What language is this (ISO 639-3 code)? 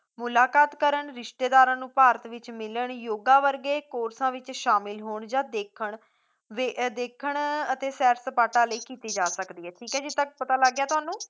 pan